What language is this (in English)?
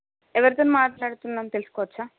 Telugu